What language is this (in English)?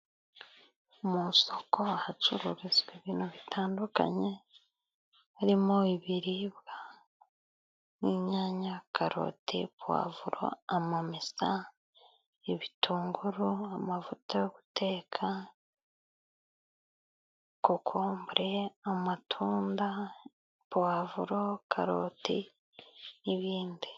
Kinyarwanda